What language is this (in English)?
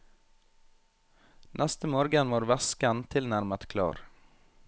Norwegian